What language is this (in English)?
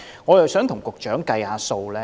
Cantonese